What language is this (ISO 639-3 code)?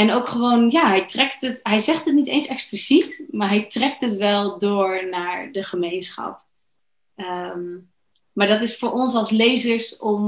nld